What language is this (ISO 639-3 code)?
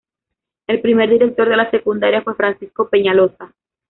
spa